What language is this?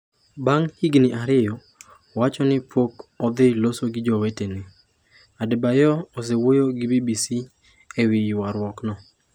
Luo (Kenya and Tanzania)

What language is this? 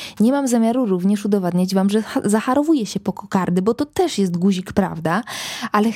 Polish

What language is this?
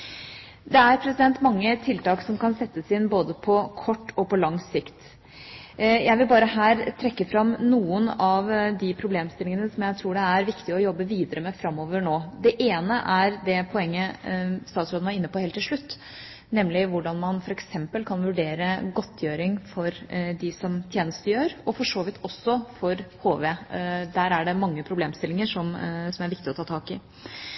Norwegian Bokmål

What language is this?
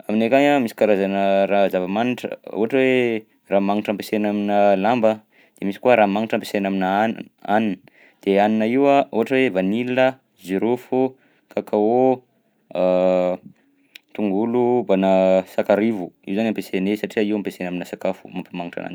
Southern Betsimisaraka Malagasy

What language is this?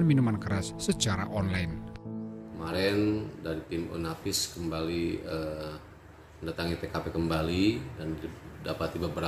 Indonesian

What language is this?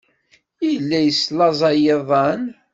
Kabyle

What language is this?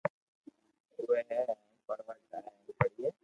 Loarki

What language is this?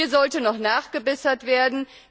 German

